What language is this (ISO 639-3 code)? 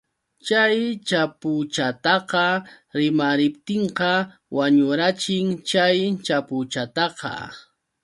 qux